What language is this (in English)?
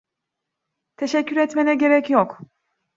Turkish